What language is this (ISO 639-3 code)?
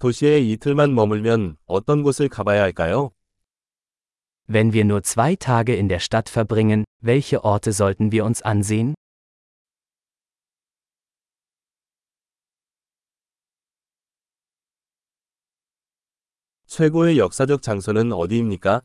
kor